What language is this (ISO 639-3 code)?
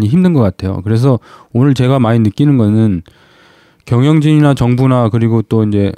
kor